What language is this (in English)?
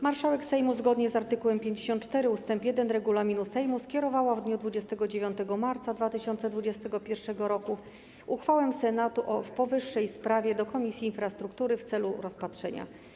Polish